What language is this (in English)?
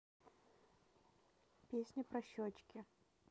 Russian